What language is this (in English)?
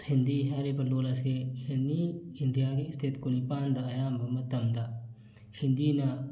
Manipuri